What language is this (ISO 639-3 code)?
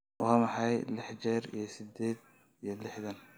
som